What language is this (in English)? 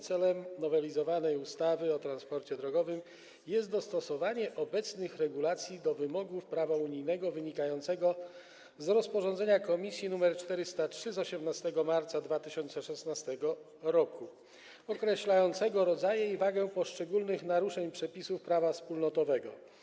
Polish